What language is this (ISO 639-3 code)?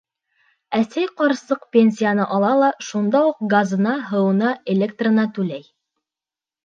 bak